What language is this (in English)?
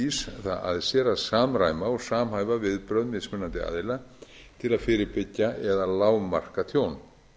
Icelandic